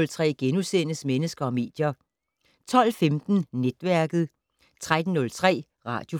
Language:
Danish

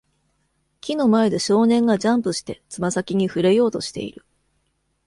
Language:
Japanese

